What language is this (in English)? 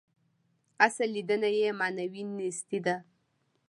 Pashto